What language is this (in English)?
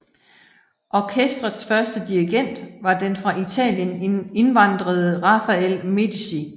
Danish